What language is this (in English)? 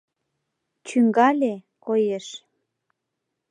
Mari